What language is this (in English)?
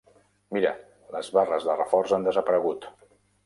Catalan